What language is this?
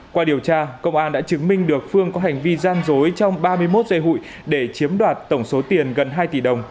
Vietnamese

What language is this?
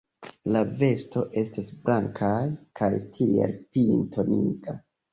Esperanto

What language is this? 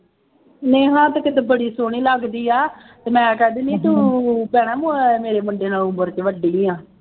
Punjabi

